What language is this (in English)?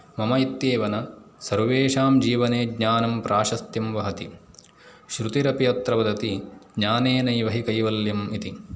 Sanskrit